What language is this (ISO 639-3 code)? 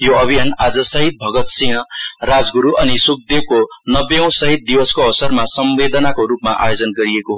nep